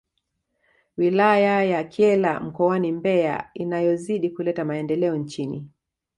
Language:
Swahili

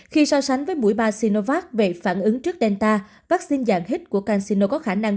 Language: Vietnamese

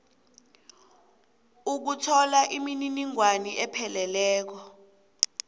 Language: South Ndebele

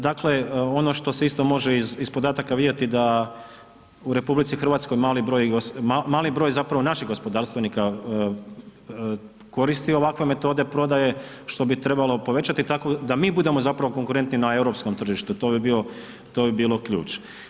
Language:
Croatian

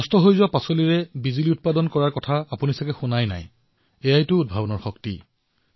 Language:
Assamese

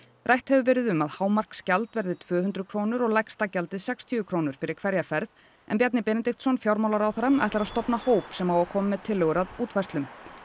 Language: Icelandic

